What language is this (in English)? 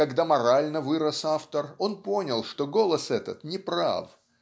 Russian